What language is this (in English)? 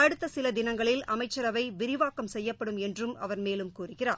Tamil